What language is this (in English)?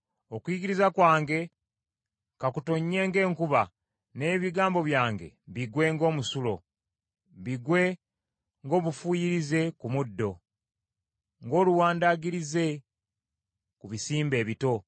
Ganda